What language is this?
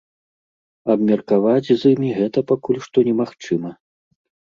Belarusian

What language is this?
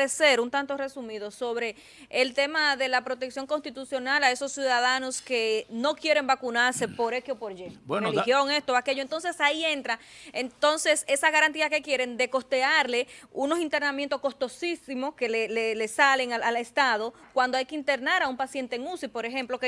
Spanish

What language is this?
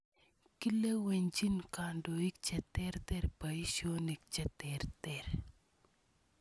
Kalenjin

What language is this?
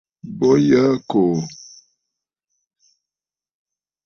Bafut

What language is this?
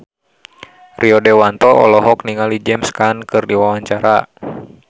Sundanese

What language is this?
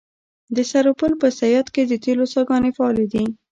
Pashto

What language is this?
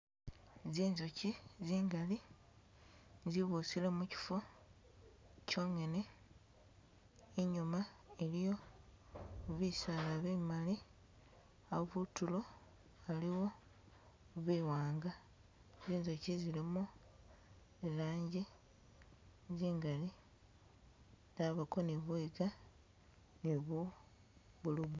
Masaaba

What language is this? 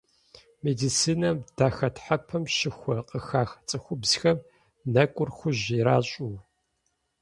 Kabardian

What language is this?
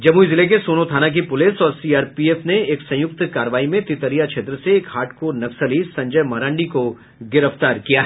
Hindi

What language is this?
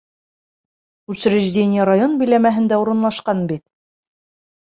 Bashkir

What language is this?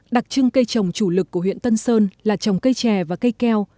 Vietnamese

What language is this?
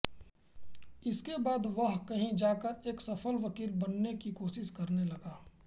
Hindi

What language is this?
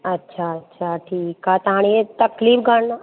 Sindhi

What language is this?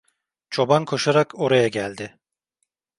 Turkish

